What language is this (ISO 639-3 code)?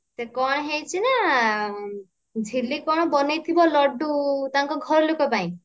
ori